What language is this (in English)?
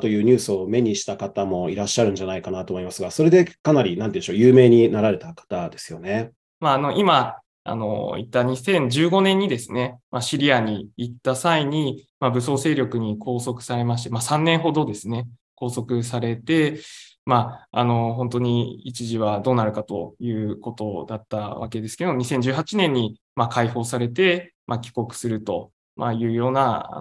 Japanese